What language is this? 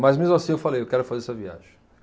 Portuguese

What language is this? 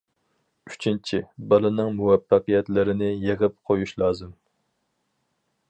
Uyghur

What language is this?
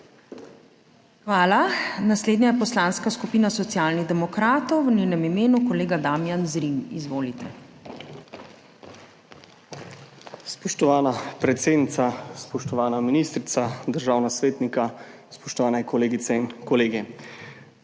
Slovenian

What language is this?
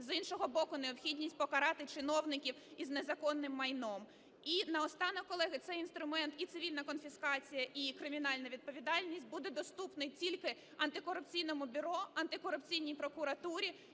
Ukrainian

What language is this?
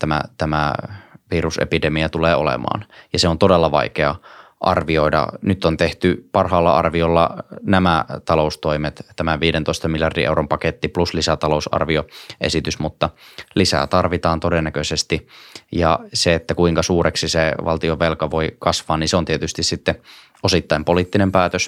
Finnish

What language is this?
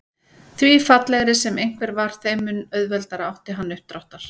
Icelandic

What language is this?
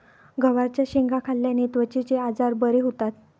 Marathi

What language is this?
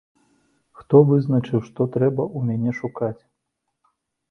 Belarusian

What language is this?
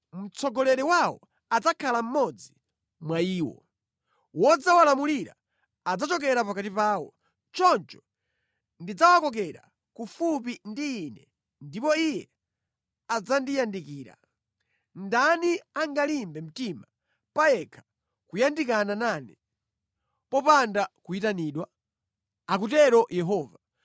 Nyanja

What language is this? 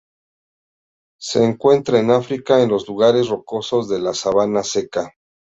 Spanish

